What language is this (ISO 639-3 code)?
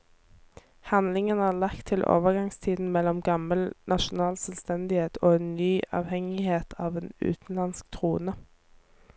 nor